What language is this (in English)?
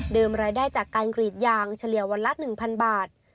Thai